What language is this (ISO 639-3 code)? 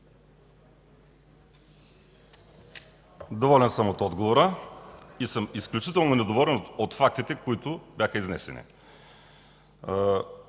bul